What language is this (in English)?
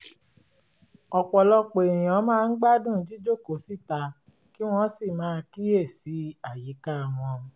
Yoruba